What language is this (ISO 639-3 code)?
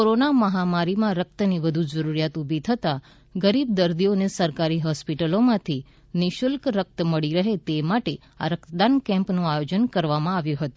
guj